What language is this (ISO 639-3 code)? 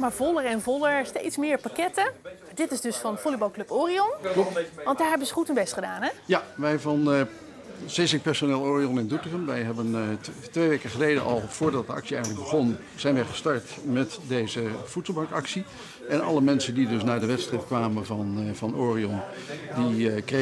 nld